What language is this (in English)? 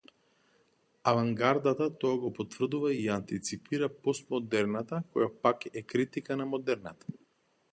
Macedonian